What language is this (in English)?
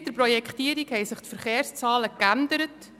Swiss German